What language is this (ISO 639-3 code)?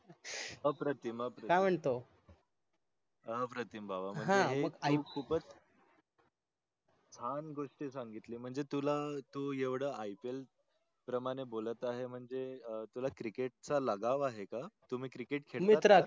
mar